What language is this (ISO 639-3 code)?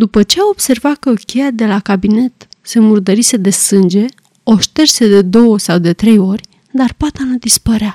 ron